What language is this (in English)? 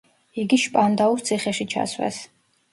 Georgian